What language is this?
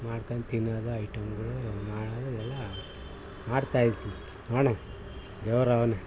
Kannada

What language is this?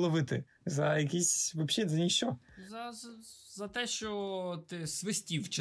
Ukrainian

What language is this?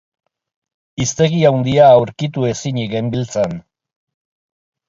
Basque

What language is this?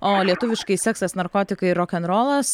Lithuanian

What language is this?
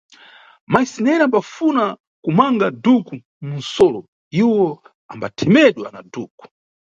Nyungwe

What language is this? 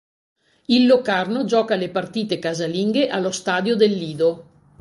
Italian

